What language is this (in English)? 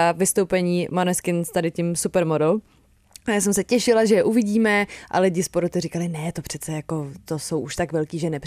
Czech